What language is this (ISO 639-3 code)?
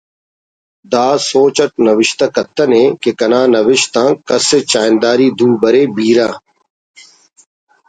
brh